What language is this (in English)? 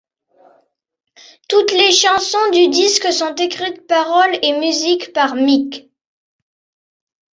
French